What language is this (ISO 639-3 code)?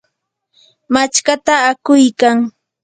qur